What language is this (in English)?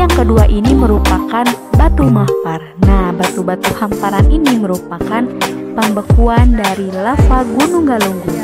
Indonesian